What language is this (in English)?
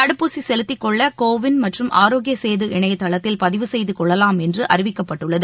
Tamil